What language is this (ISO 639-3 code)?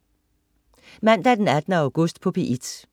dan